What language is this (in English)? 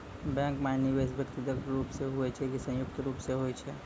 Maithili